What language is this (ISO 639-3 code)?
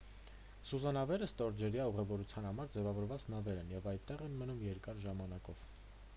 hye